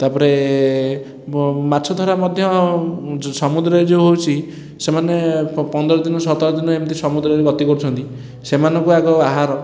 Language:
Odia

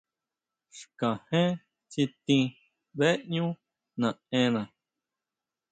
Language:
Huautla Mazatec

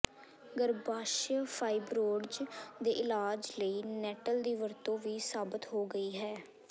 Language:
Punjabi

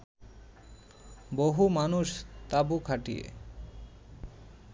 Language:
Bangla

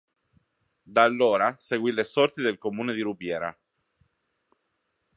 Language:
Italian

